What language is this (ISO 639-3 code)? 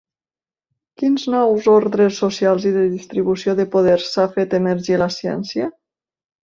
cat